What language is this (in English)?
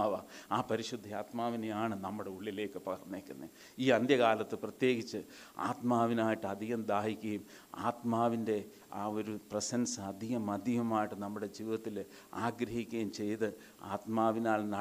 Malayalam